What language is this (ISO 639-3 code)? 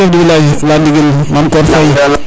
srr